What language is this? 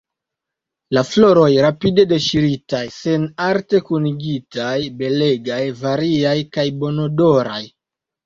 Esperanto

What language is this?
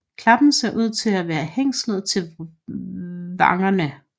Danish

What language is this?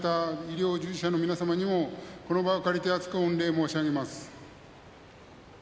Japanese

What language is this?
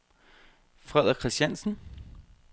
Danish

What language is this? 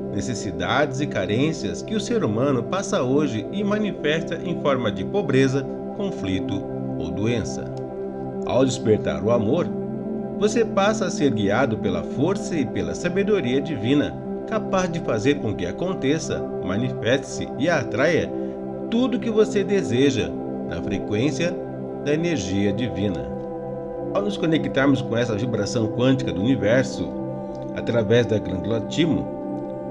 Portuguese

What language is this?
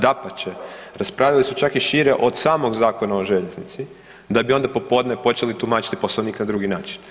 Croatian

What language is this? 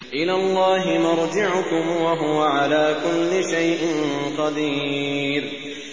Arabic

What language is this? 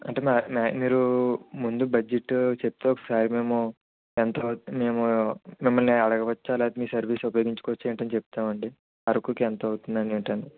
Telugu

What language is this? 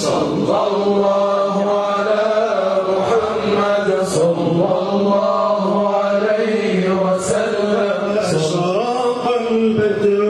Arabic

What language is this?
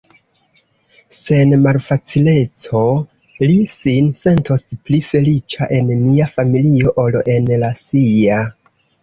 Esperanto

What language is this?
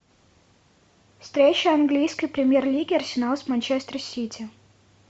Russian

